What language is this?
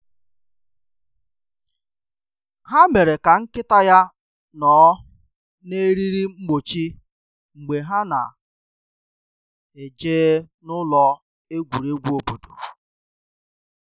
Igbo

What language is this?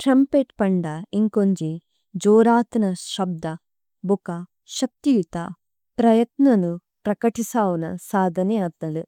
Tulu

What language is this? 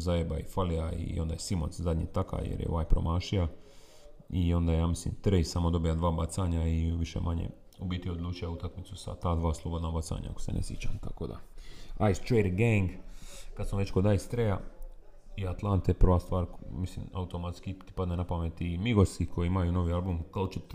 Croatian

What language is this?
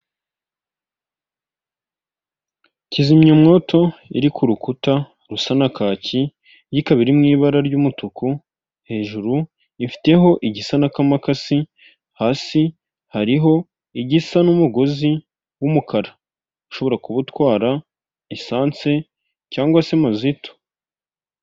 Kinyarwanda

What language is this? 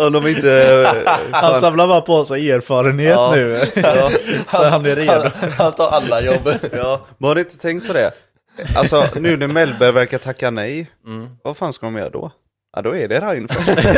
Swedish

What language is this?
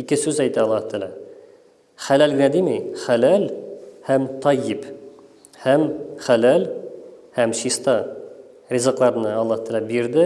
Turkish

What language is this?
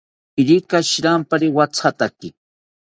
South Ucayali Ashéninka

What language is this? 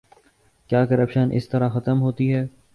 Urdu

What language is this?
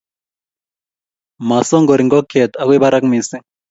Kalenjin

